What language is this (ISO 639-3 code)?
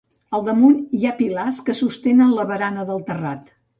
cat